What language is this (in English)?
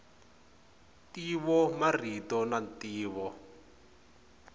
Tsonga